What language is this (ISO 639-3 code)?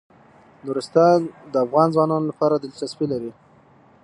pus